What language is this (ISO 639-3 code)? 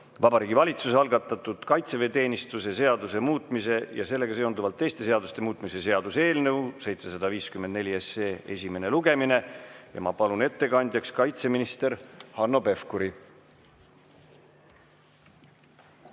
est